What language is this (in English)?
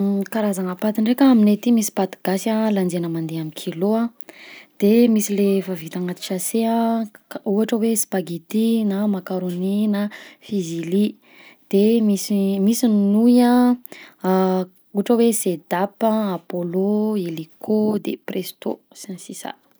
Southern Betsimisaraka Malagasy